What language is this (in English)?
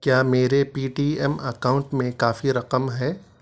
Urdu